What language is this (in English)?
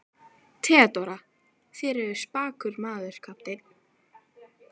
Icelandic